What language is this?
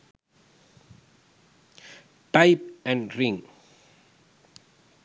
Sinhala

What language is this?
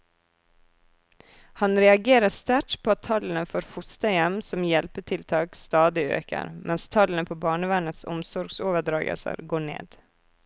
Norwegian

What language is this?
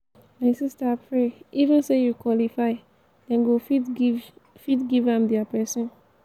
Nigerian Pidgin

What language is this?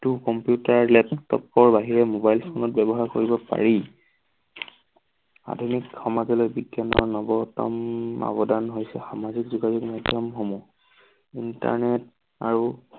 Assamese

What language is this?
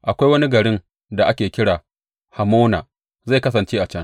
Hausa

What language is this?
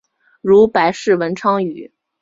Chinese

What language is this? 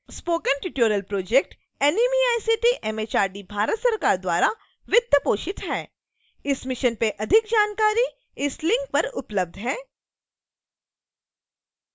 Hindi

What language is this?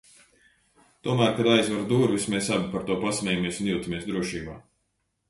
Latvian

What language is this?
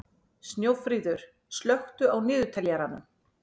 Icelandic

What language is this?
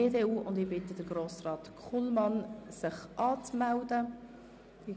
Swiss German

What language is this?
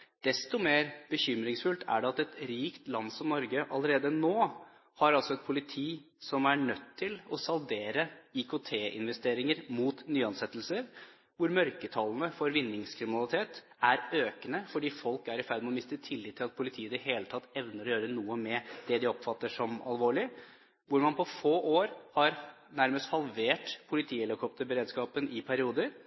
Norwegian Bokmål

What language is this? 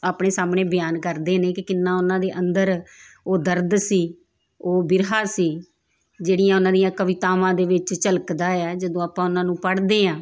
Punjabi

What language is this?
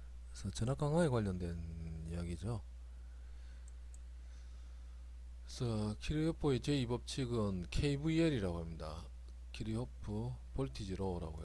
Korean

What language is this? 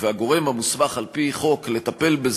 Hebrew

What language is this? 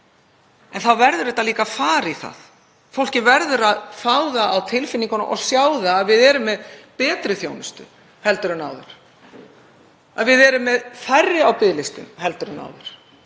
Icelandic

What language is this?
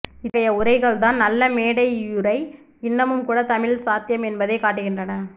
Tamil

